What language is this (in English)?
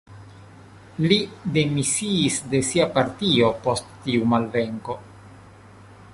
Esperanto